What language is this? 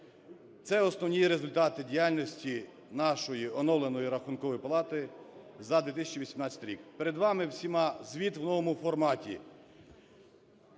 Ukrainian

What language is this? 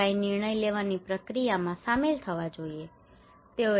Gujarati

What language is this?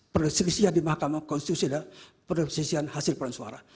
Indonesian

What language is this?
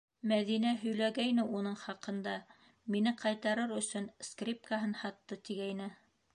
Bashkir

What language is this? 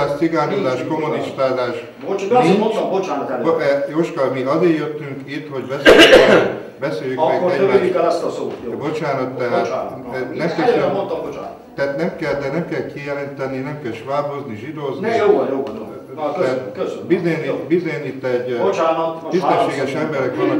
Hungarian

